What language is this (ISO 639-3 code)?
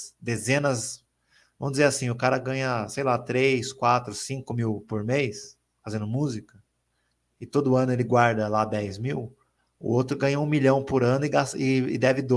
por